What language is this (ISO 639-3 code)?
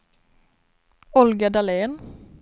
swe